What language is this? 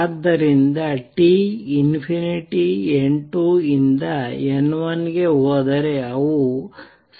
Kannada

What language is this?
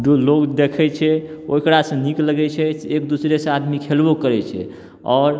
Maithili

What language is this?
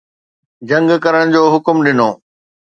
Sindhi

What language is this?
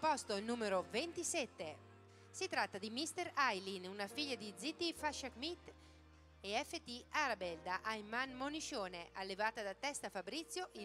Italian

